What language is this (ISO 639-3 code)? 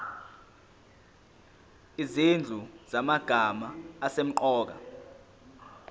zul